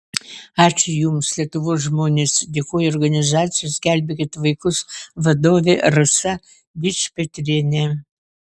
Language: Lithuanian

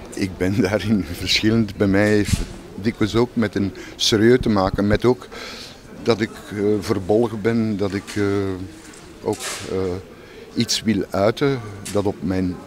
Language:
Dutch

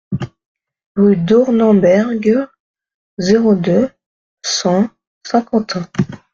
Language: French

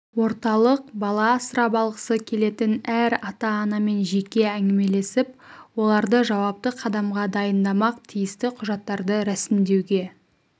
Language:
Kazakh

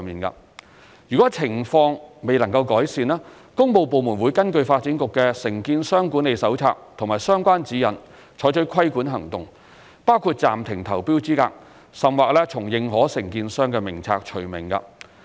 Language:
Cantonese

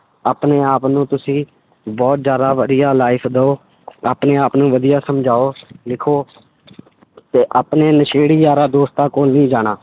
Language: Punjabi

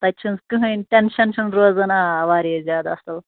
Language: Kashmiri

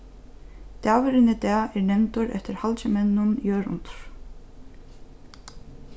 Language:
Faroese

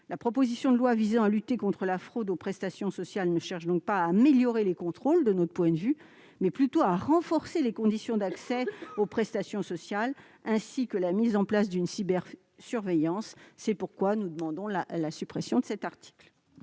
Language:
French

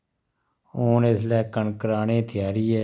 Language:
Dogri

